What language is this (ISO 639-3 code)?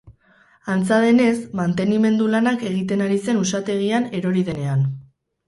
eus